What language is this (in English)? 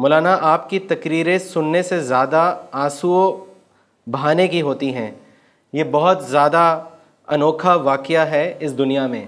Urdu